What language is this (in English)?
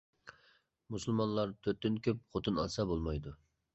Uyghur